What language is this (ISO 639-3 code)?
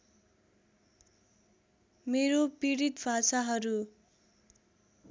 nep